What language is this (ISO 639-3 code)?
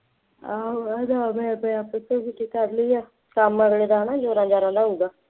pan